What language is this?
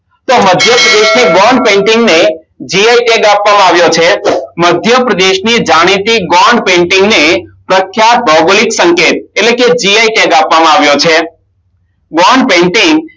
Gujarati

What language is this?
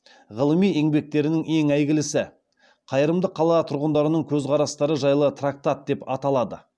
Kazakh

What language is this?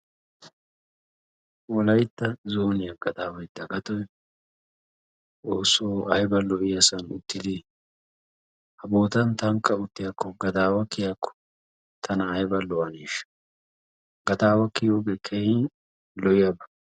Wolaytta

